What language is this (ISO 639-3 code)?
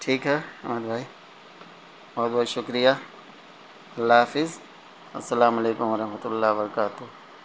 urd